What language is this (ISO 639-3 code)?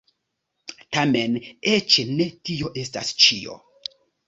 epo